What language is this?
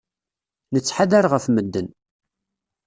Kabyle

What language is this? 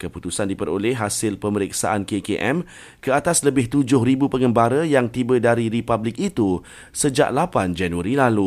Malay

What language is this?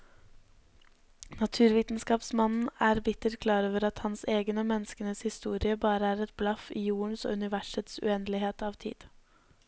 Norwegian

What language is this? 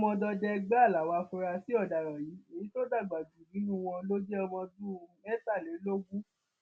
Yoruba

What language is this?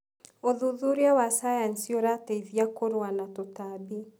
Kikuyu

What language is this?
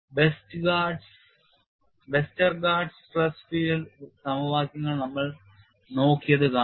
Malayalam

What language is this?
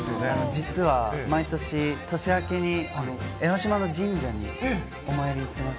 Japanese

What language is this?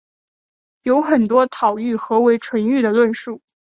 Chinese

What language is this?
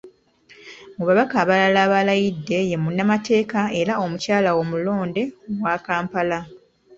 Ganda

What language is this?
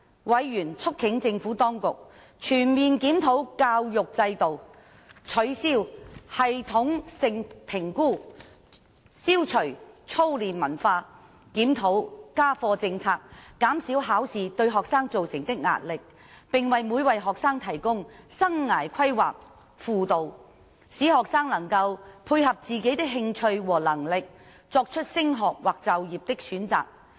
Cantonese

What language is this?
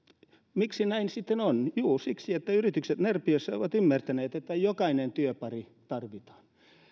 Finnish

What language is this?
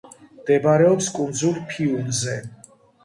Georgian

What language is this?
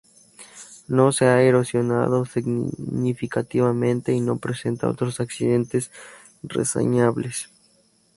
Spanish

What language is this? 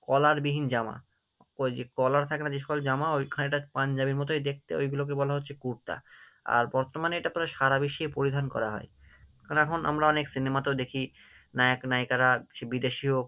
Bangla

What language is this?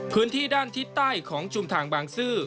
Thai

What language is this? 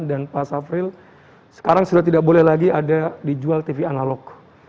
Indonesian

